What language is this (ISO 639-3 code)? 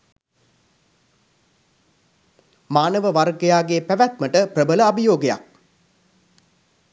sin